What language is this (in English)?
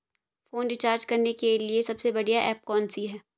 Hindi